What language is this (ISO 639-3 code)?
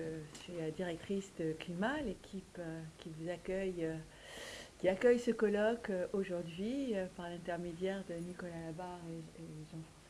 fra